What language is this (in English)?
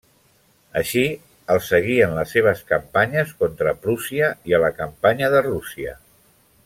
Catalan